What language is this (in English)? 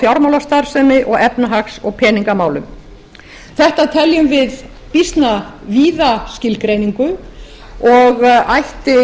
Icelandic